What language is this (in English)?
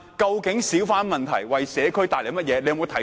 Cantonese